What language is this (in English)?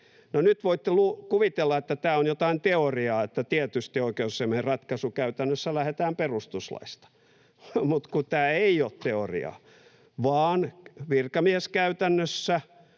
Finnish